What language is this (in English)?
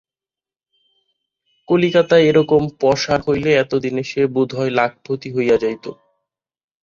Bangla